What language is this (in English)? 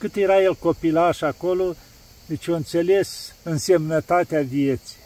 Romanian